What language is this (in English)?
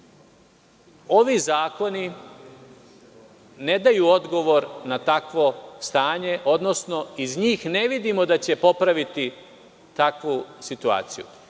Serbian